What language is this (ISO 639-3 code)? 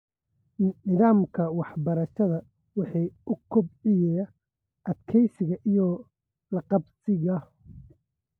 som